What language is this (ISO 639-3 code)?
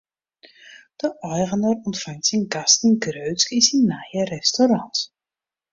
fry